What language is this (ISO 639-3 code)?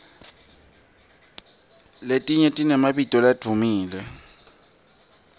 ssw